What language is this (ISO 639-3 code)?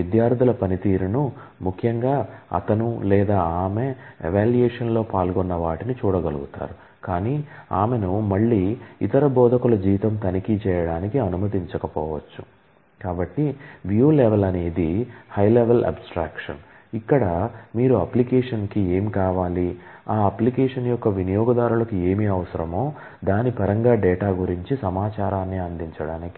tel